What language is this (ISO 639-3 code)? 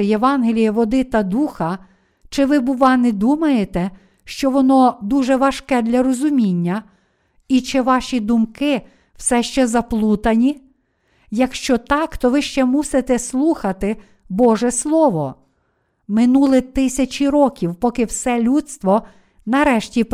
ukr